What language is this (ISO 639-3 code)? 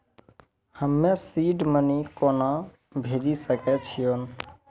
mai